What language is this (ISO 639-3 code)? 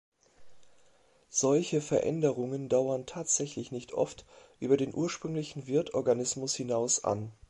deu